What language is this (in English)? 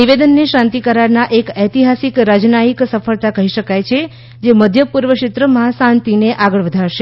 Gujarati